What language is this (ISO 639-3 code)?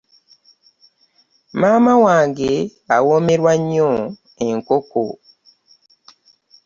lug